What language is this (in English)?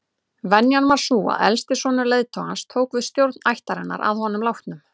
Icelandic